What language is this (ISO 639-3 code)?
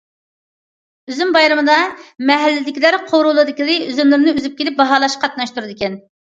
uig